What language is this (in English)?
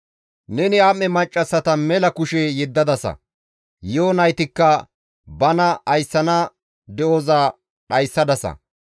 Gamo